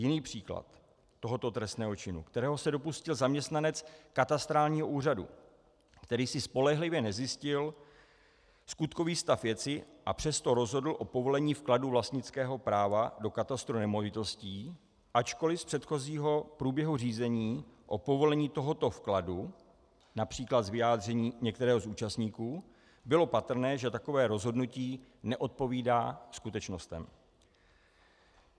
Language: Czech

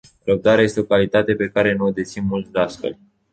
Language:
Romanian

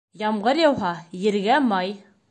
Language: Bashkir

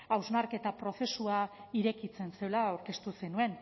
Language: Basque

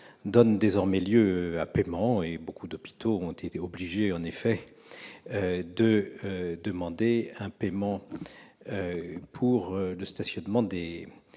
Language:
French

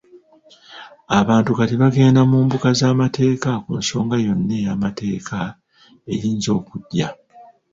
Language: Ganda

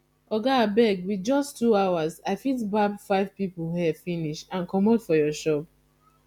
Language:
Nigerian Pidgin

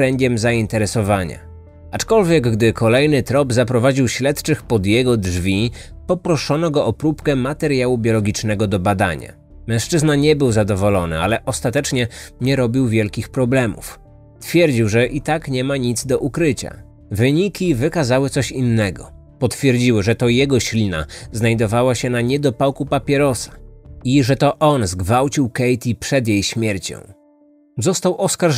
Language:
Polish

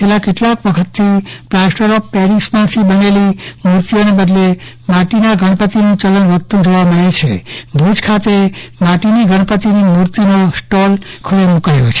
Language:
Gujarati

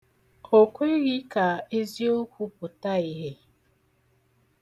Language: Igbo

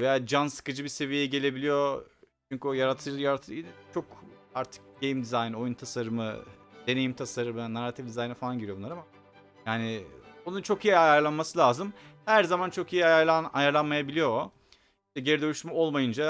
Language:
Turkish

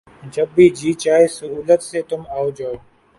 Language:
Urdu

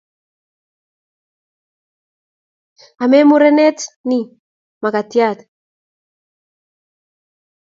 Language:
Kalenjin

